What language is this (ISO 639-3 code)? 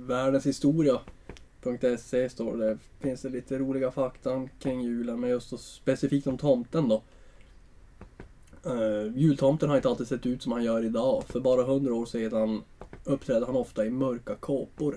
swe